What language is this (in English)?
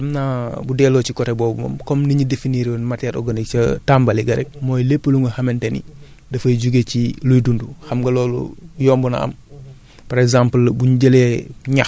Wolof